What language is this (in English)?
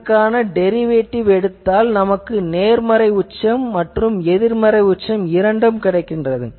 Tamil